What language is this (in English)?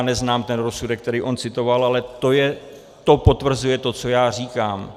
Czech